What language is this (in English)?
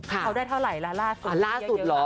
Thai